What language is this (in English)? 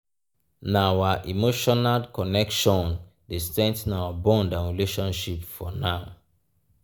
Nigerian Pidgin